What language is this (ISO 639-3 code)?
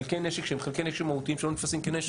heb